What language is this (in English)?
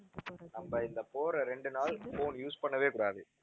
Tamil